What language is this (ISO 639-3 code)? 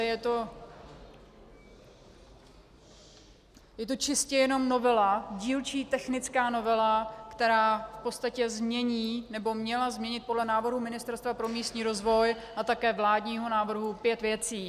ces